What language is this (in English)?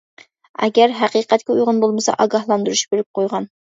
Uyghur